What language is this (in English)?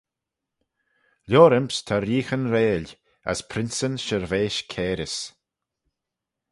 Manx